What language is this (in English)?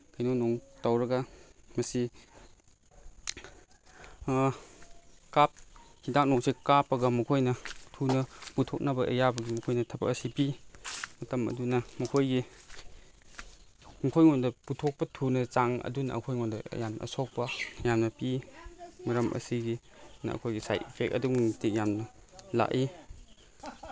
Manipuri